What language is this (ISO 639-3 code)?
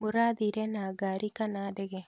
kik